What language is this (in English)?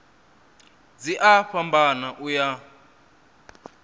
Venda